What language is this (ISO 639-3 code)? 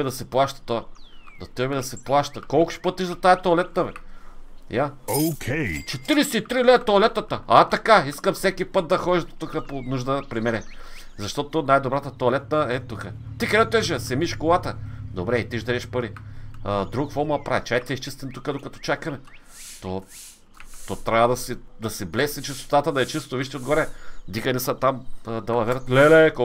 bul